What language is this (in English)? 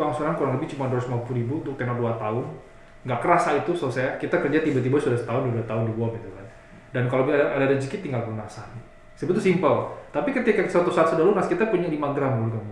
Indonesian